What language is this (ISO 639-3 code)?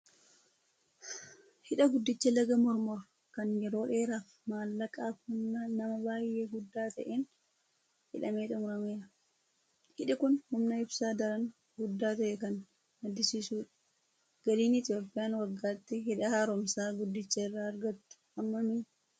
orm